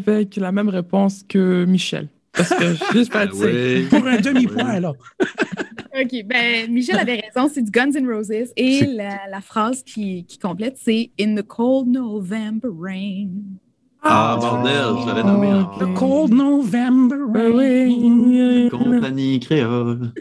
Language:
French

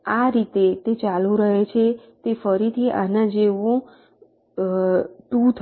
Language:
Gujarati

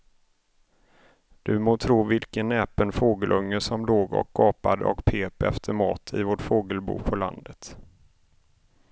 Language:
Swedish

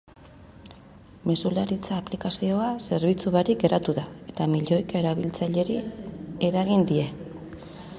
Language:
Basque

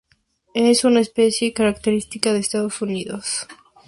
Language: Spanish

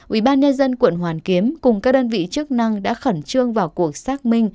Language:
Vietnamese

